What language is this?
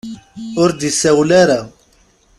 Kabyle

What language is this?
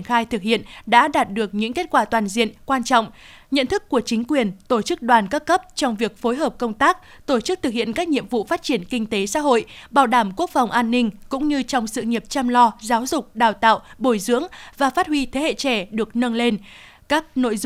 Vietnamese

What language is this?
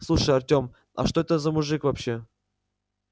Russian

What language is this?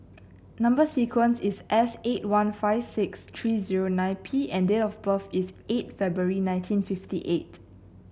English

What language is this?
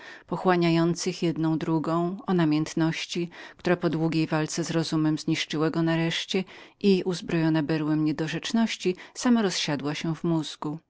Polish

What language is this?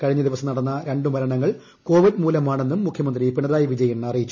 Malayalam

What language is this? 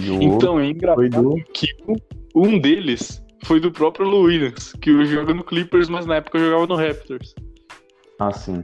Portuguese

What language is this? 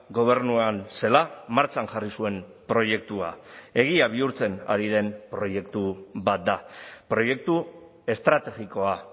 Basque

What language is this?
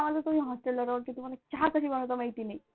Marathi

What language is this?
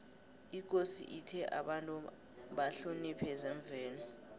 South Ndebele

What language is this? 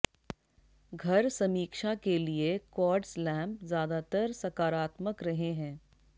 Hindi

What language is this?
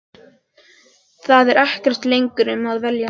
Icelandic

